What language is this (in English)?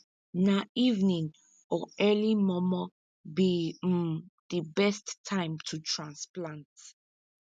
Nigerian Pidgin